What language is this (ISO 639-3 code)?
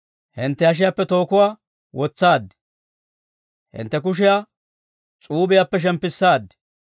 dwr